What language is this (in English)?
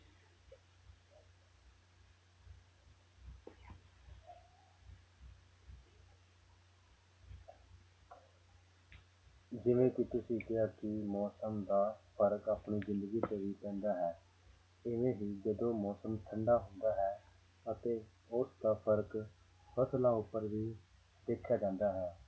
Punjabi